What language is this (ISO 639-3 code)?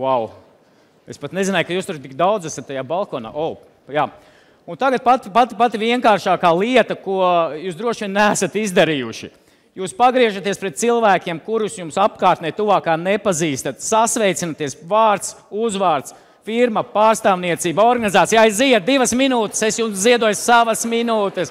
lav